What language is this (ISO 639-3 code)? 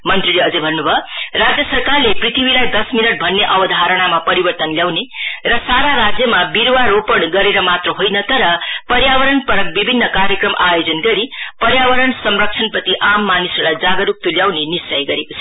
nep